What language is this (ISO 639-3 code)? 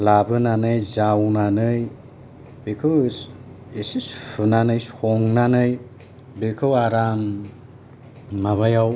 brx